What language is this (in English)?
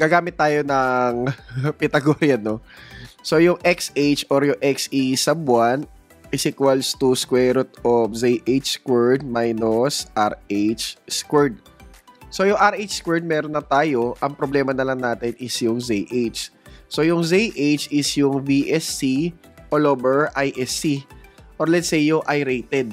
Filipino